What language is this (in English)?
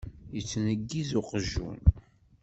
Kabyle